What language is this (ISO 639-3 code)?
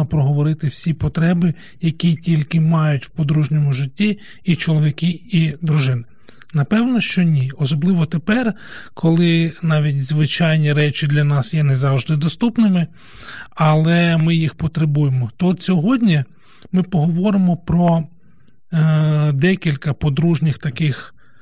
ukr